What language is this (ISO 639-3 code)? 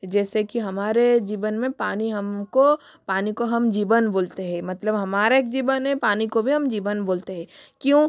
hin